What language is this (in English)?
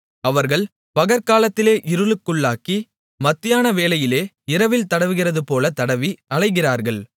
Tamil